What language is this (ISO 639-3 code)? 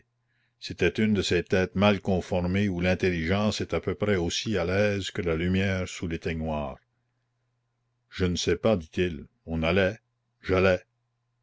fra